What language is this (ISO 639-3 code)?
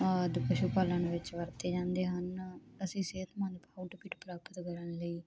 pan